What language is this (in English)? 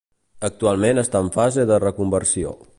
Catalan